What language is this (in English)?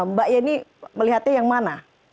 Indonesian